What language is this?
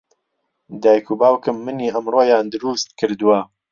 Central Kurdish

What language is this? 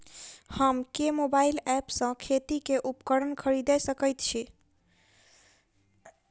Maithili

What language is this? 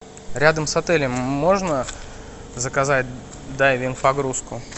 Russian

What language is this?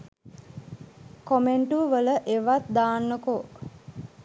Sinhala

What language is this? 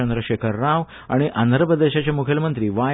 Konkani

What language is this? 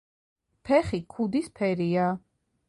Georgian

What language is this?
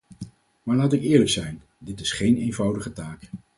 Dutch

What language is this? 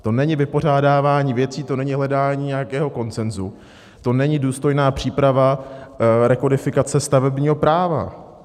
Czech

